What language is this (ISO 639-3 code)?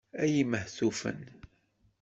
kab